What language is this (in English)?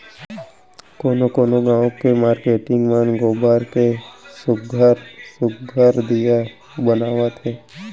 Chhattisgarhi